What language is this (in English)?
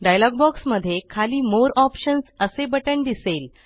Marathi